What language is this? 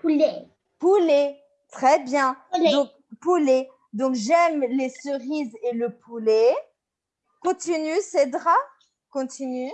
French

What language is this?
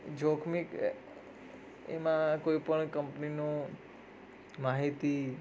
Gujarati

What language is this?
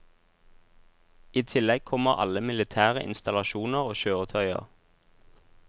Norwegian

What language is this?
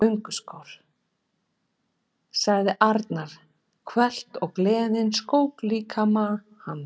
Icelandic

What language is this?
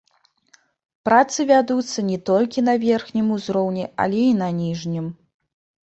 Belarusian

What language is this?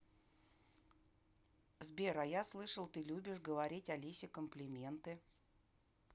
Russian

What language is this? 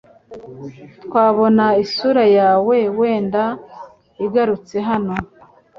Kinyarwanda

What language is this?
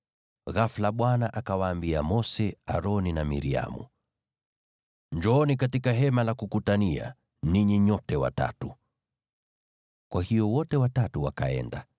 Swahili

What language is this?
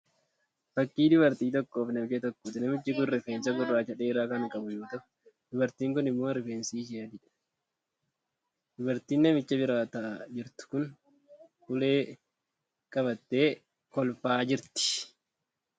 Oromo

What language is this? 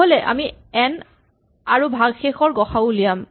Assamese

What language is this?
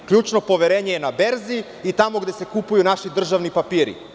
Serbian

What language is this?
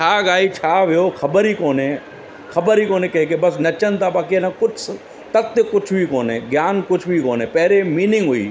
Sindhi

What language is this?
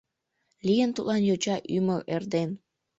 Mari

